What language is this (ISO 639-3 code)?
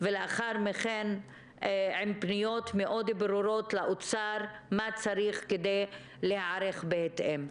heb